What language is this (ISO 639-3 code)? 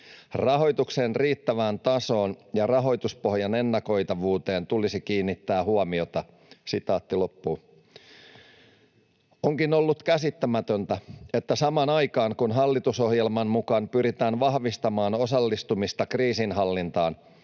fin